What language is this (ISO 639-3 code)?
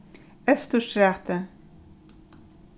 fao